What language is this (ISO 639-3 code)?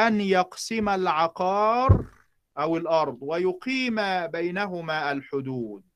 ara